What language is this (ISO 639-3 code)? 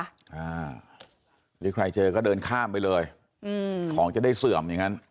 tha